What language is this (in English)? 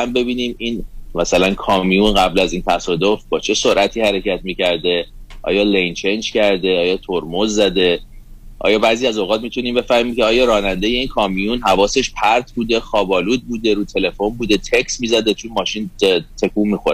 Persian